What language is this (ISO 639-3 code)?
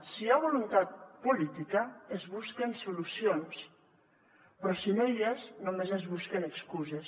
cat